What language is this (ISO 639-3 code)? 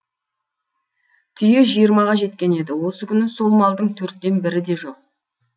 kaz